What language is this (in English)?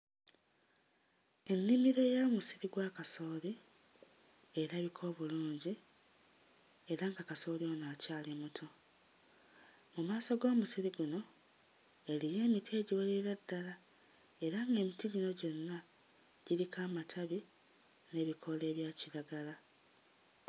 Ganda